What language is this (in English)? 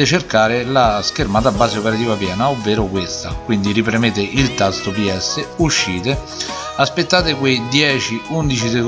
Italian